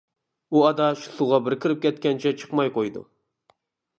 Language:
Uyghur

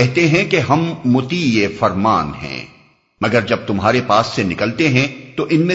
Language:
Urdu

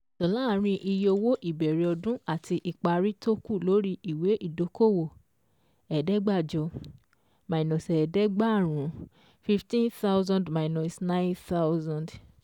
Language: Yoruba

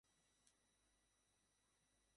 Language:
Bangla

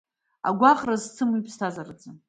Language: Abkhazian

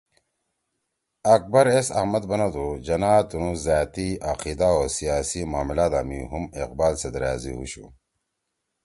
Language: Torwali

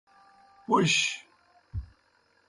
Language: Kohistani Shina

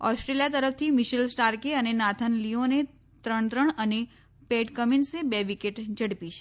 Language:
Gujarati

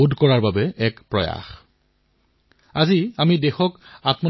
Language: Assamese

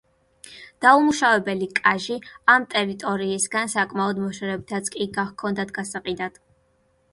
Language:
Georgian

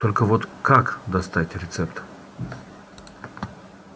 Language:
Russian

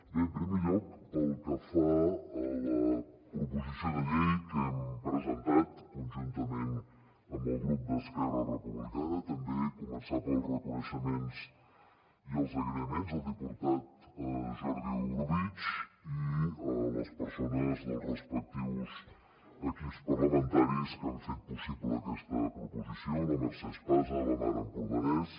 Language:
Catalan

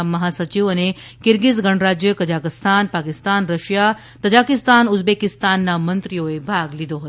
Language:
Gujarati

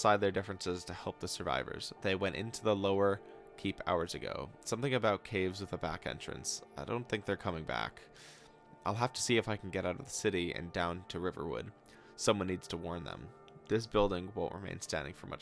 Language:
English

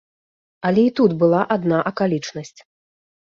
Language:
Belarusian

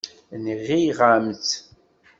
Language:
Kabyle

